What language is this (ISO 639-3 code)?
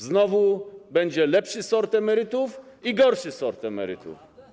pol